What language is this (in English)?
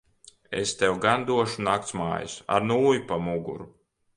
Latvian